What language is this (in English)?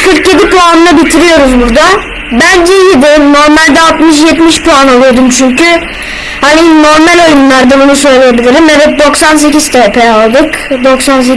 Turkish